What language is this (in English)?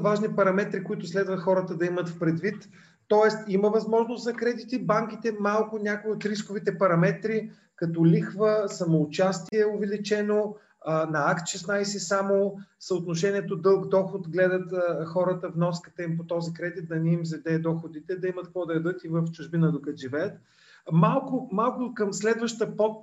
Bulgarian